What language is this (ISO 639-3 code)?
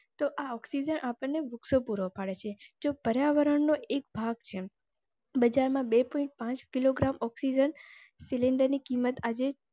guj